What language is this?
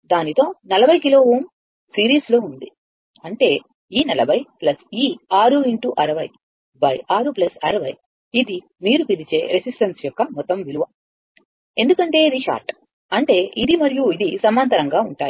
Telugu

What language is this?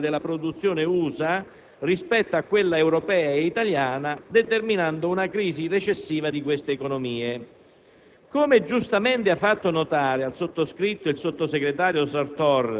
Italian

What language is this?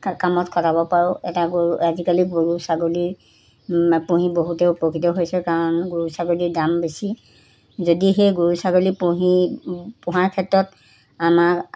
Assamese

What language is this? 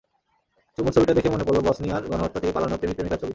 Bangla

